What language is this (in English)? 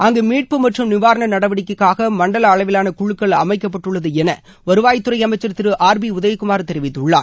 Tamil